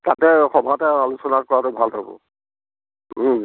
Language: Assamese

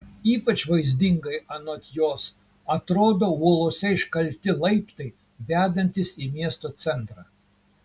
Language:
Lithuanian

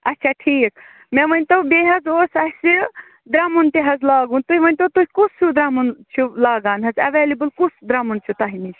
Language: Kashmiri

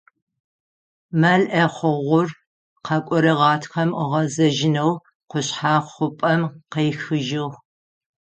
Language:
Adyghe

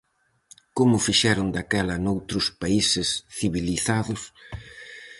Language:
Galician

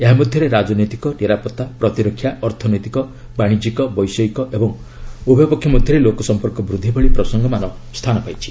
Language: Odia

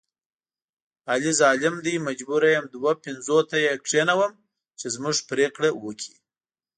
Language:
Pashto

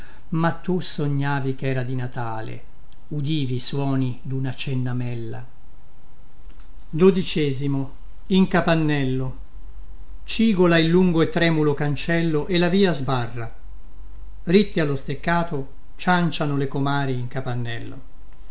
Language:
Italian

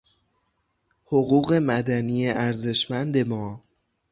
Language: Persian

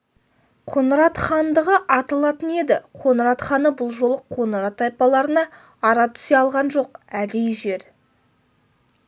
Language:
Kazakh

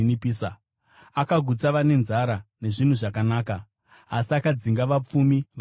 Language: Shona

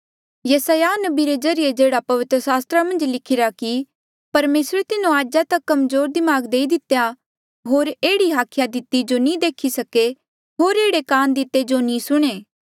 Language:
Mandeali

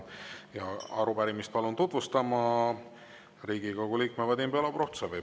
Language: Estonian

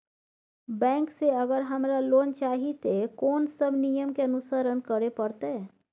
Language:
Maithili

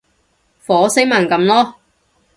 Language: Cantonese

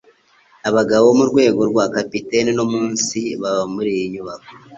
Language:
Kinyarwanda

